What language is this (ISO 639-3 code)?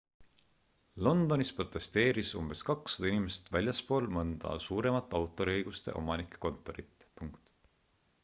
est